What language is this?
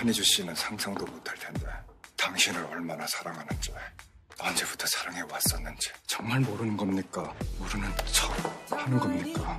Korean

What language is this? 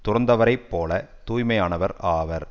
Tamil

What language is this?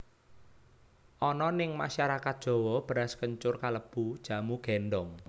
Javanese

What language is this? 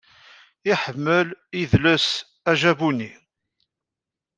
Kabyle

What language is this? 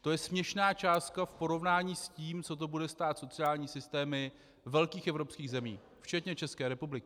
Czech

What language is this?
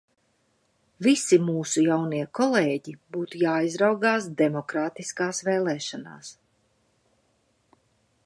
Latvian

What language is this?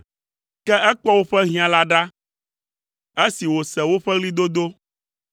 Ewe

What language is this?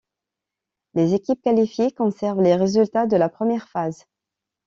French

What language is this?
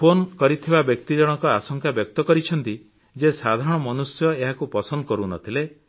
Odia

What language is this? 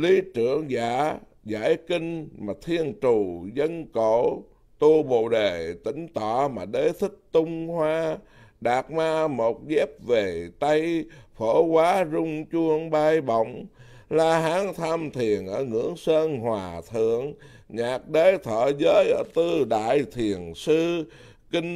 Vietnamese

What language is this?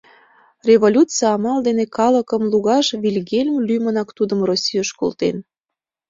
Mari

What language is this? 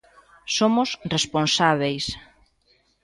Galician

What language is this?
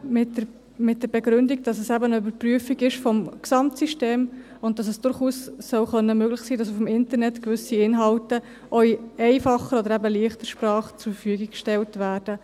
Swiss German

